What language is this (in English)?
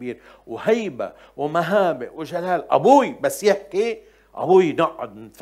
Arabic